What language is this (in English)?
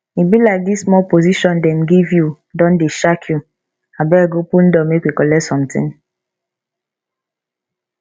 Nigerian Pidgin